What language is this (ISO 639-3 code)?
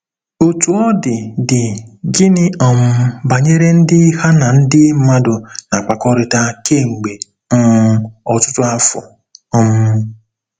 ibo